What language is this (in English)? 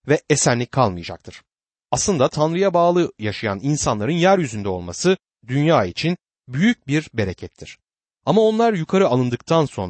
Turkish